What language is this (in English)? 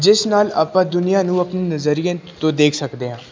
Punjabi